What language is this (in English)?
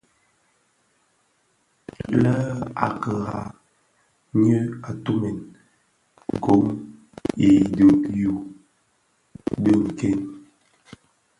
Bafia